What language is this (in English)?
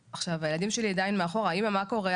Hebrew